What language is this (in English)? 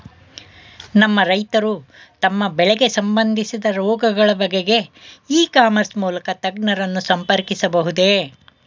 Kannada